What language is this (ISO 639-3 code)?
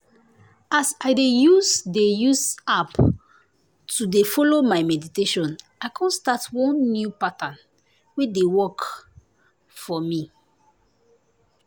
pcm